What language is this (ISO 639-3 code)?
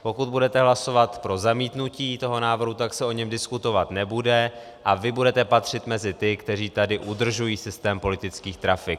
ces